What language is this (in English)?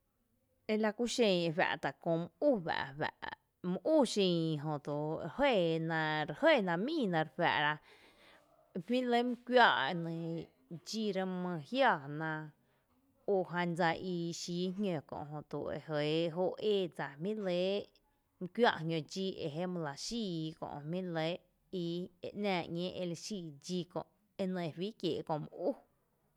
Tepinapa Chinantec